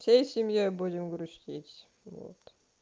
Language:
Russian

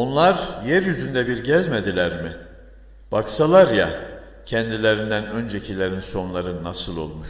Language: Turkish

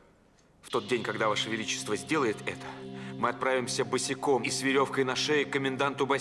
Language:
Russian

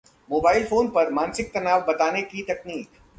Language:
Hindi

